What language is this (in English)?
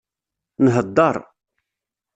Kabyle